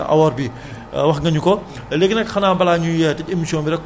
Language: Wolof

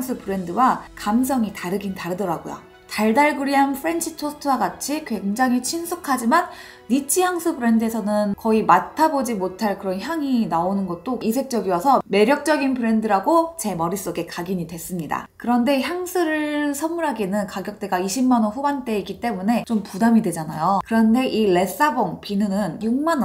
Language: Korean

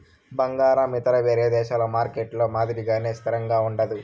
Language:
Telugu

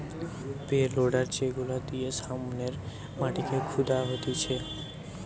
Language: Bangla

